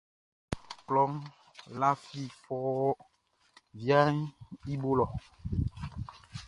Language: Baoulé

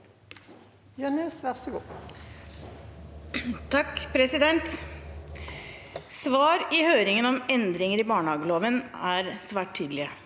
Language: Norwegian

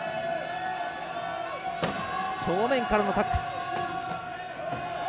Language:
Japanese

